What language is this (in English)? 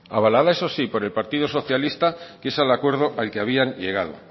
Spanish